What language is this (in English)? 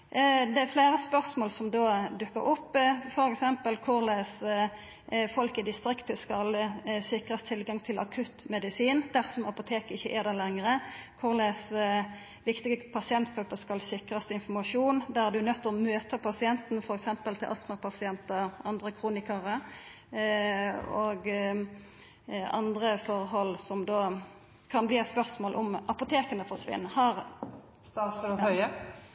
Norwegian Nynorsk